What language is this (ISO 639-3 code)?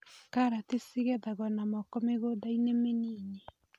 kik